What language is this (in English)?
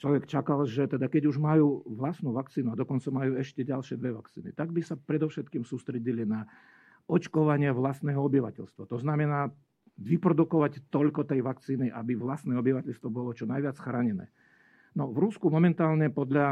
Slovak